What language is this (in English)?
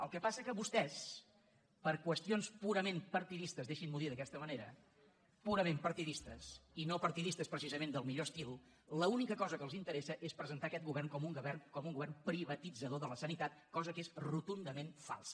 Catalan